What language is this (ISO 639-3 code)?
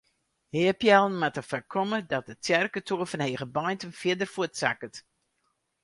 fry